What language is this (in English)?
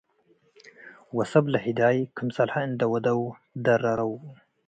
Tigre